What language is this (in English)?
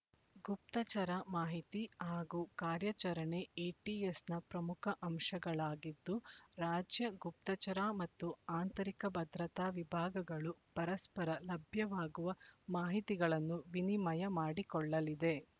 Kannada